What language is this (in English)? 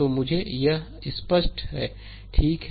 Hindi